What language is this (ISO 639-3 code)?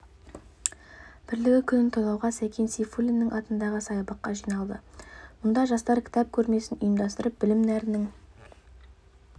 kaz